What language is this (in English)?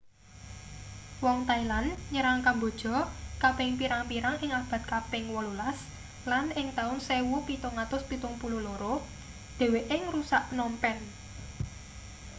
Javanese